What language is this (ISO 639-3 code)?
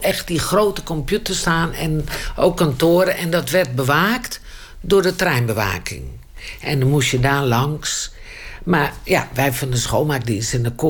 nld